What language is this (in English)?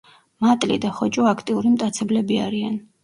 Georgian